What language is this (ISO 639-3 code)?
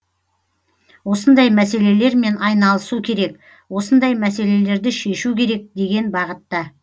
kaz